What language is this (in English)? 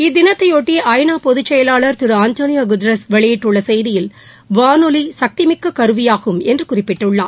Tamil